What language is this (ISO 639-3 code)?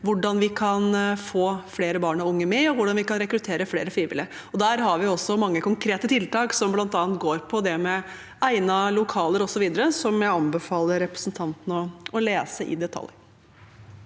nor